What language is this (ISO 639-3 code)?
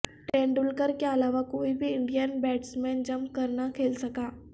urd